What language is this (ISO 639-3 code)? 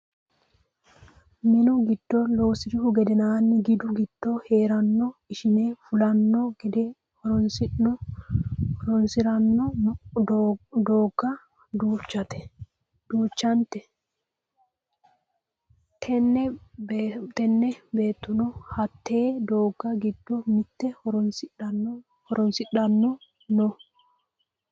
sid